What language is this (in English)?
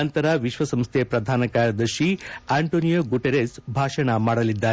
Kannada